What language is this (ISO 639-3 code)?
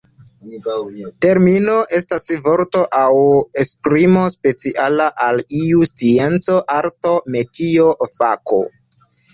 epo